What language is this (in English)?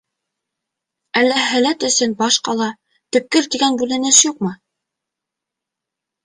Bashkir